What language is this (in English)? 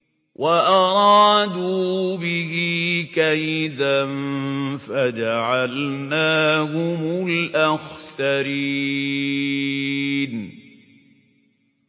Arabic